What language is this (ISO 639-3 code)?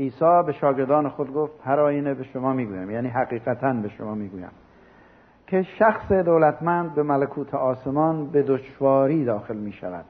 fas